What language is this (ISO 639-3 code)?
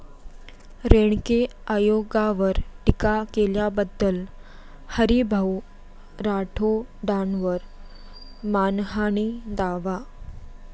mar